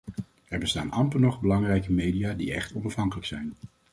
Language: Dutch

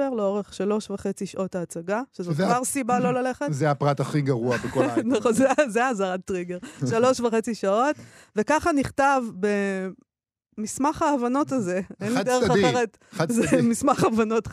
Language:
Hebrew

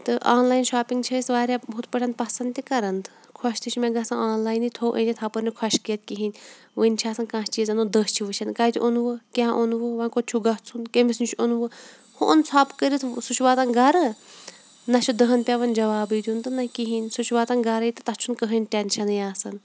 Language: Kashmiri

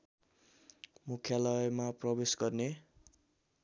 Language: Nepali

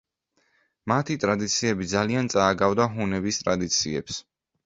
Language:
Georgian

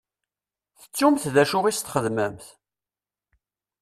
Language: Kabyle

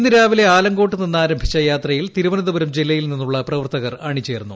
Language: Malayalam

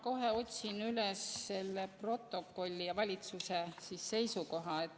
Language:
Estonian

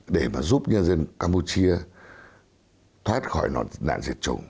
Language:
Vietnamese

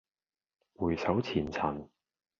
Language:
Cantonese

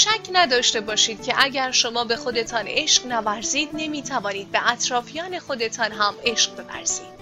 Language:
Persian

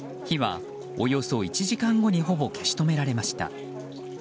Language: Japanese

